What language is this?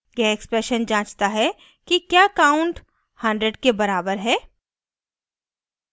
Hindi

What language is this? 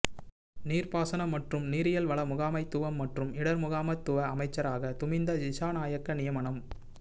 Tamil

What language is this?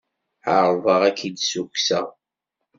Kabyle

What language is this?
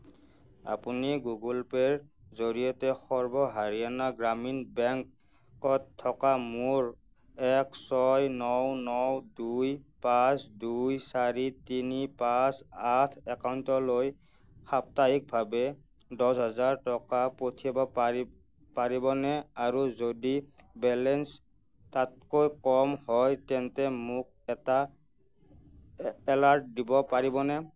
Assamese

